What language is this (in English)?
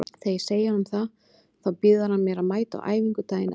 Icelandic